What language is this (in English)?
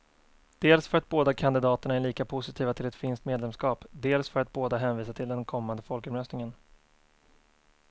Swedish